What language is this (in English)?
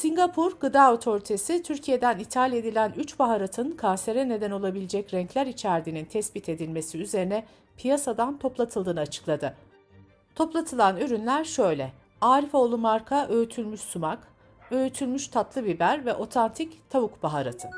Turkish